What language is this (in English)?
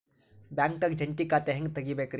Kannada